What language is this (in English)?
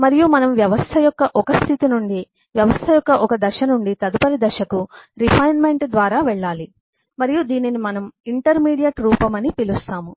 Telugu